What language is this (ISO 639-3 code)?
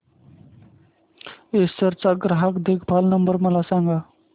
mar